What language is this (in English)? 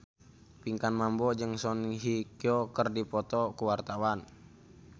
Sundanese